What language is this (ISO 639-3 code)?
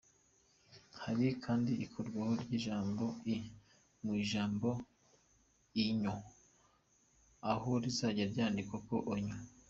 kin